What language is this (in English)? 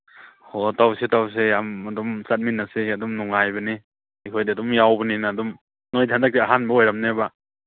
Manipuri